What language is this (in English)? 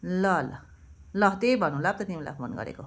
Nepali